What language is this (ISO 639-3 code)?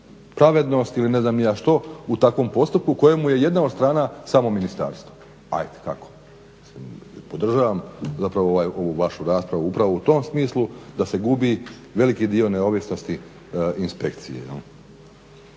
hrv